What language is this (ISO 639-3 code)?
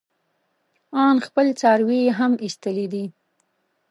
pus